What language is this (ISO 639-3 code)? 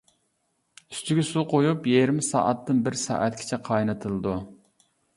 uig